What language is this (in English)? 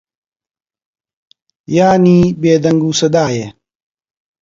Central Kurdish